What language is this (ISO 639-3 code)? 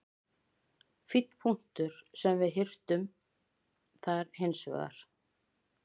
isl